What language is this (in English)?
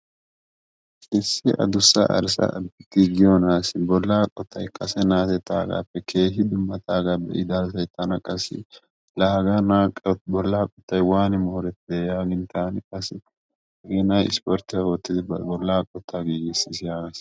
Wolaytta